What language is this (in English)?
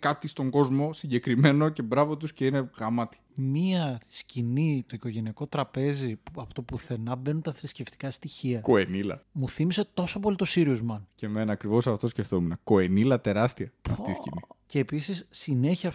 Greek